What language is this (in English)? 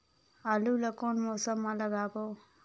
Chhattisgarhi